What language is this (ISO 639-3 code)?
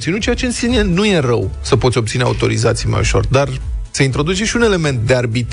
ron